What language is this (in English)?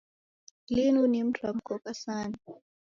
Taita